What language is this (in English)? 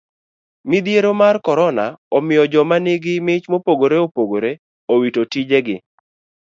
Luo (Kenya and Tanzania)